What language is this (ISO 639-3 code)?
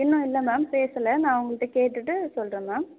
tam